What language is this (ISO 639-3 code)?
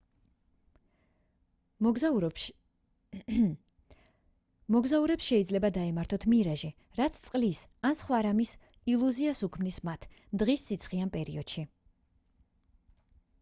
kat